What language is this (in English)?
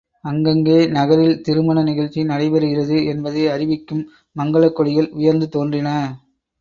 Tamil